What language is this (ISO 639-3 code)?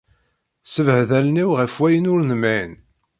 kab